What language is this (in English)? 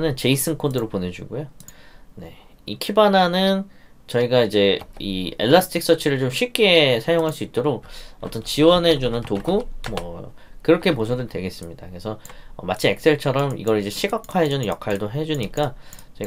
Korean